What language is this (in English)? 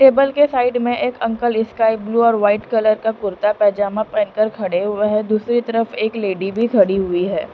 Hindi